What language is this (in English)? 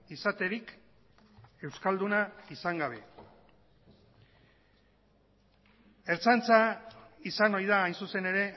Basque